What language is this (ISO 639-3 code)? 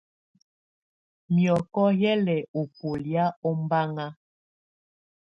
tvu